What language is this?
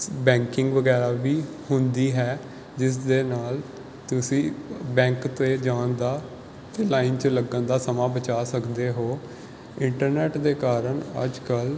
Punjabi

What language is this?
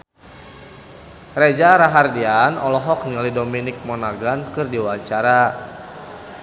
Sundanese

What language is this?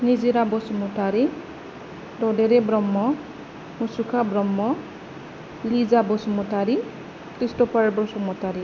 Bodo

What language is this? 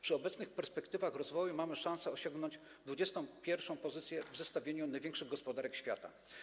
Polish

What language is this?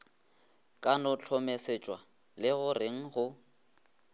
Northern Sotho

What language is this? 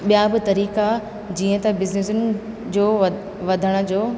Sindhi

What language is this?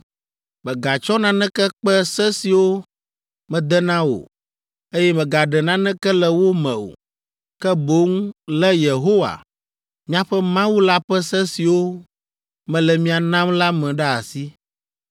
Ewe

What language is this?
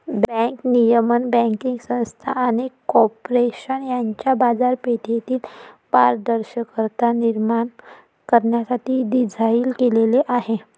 Marathi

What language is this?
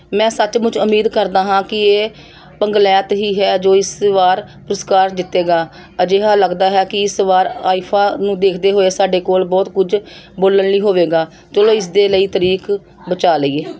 Punjabi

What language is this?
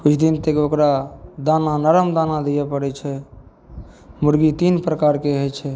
Maithili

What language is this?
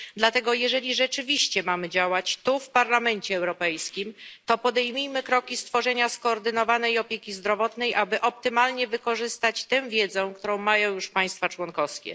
Polish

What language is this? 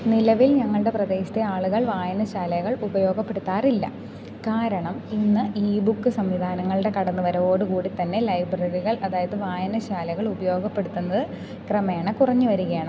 Malayalam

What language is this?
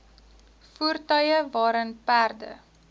Afrikaans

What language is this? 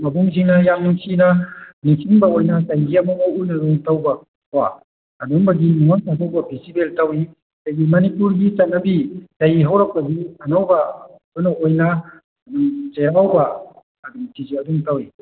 Manipuri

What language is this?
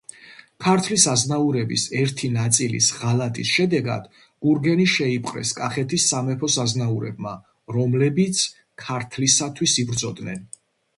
Georgian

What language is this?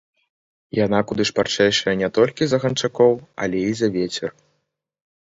Belarusian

